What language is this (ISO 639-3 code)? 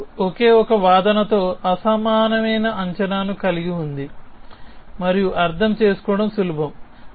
tel